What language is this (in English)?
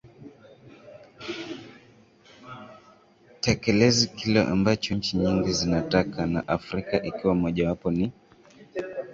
Swahili